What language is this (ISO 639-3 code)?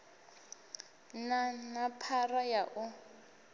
ven